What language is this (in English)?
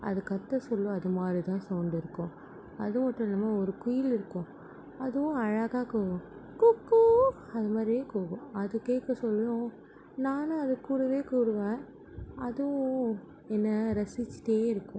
Tamil